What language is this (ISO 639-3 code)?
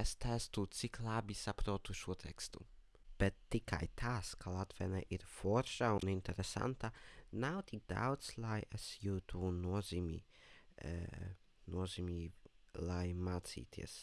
pol